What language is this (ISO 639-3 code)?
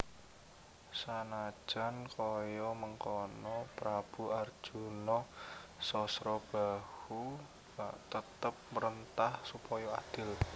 jav